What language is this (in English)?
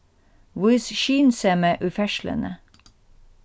Faroese